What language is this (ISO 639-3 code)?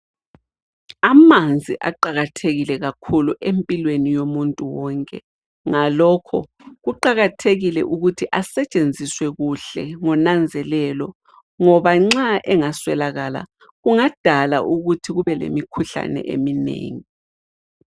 nde